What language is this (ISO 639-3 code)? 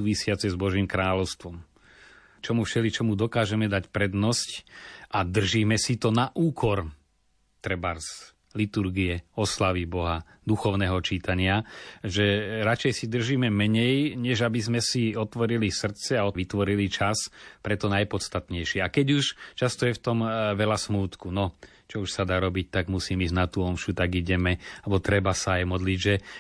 slk